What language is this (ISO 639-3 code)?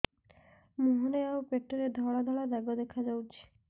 ori